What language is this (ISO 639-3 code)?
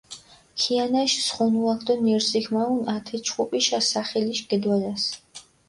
xmf